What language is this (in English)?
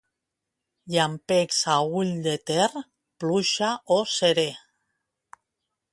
Catalan